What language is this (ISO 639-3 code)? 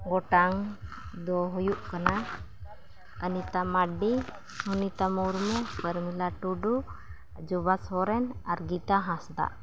sat